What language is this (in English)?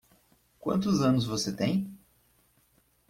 Portuguese